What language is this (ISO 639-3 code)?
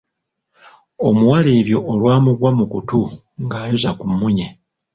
lug